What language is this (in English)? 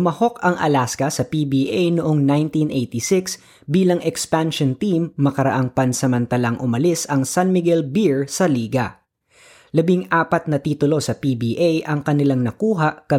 Filipino